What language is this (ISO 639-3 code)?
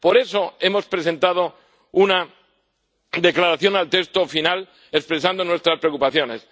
spa